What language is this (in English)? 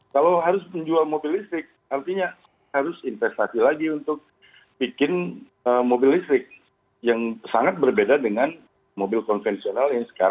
Indonesian